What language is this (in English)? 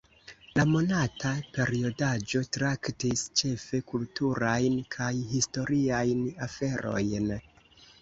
Esperanto